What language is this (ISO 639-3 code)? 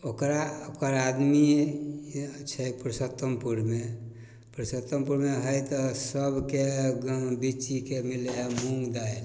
mai